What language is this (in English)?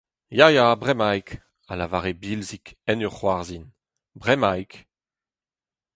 Breton